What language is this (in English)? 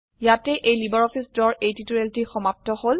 Assamese